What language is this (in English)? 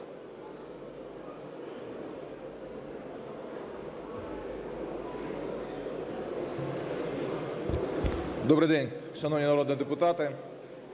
Ukrainian